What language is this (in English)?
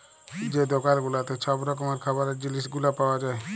Bangla